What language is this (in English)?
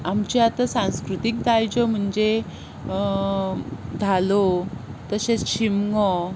Konkani